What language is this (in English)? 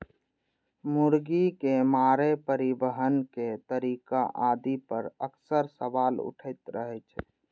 Maithili